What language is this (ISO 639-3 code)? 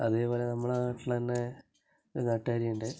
mal